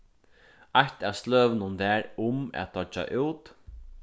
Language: Faroese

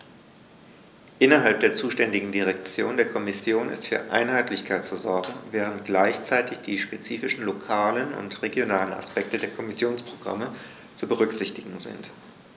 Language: German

